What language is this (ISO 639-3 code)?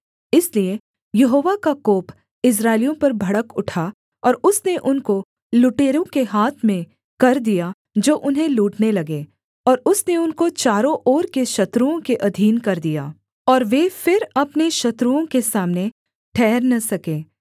hin